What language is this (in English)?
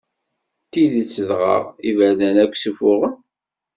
Kabyle